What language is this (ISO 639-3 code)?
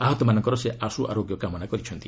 ori